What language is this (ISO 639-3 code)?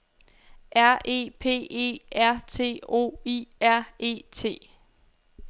dan